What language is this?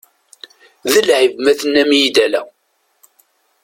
Kabyle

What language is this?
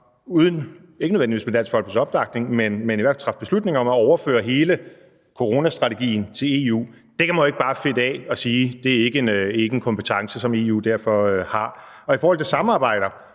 Danish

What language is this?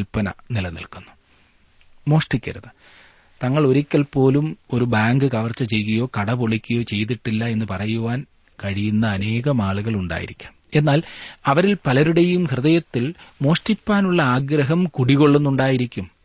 Malayalam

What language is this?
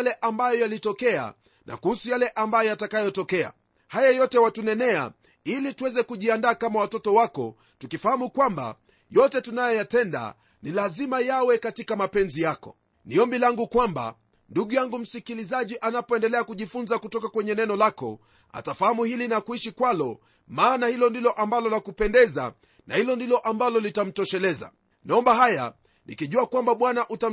Swahili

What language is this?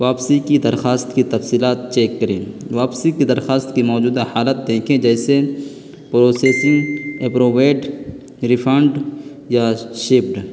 Urdu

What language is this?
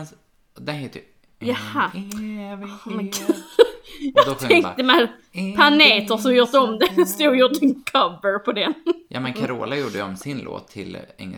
Swedish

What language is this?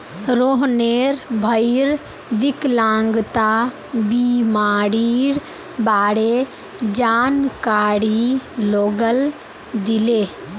Magahi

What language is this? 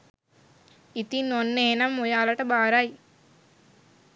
Sinhala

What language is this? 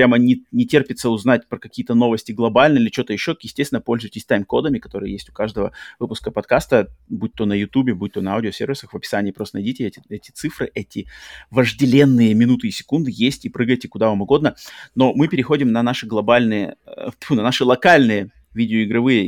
Russian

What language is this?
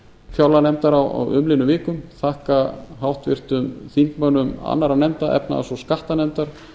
Icelandic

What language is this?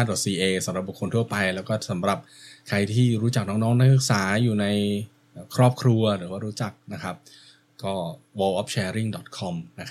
Thai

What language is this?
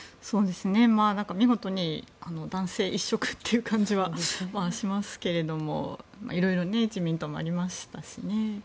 Japanese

